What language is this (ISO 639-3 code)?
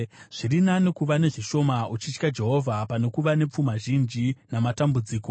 sna